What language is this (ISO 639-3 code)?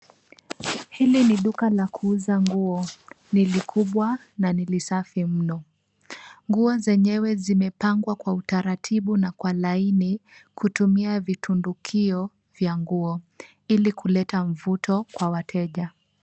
swa